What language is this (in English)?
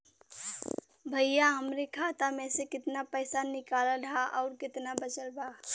Bhojpuri